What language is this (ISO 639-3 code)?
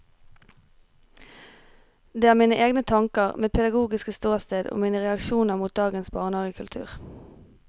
nor